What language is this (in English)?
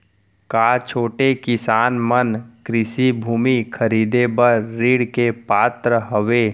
Chhattisgarhi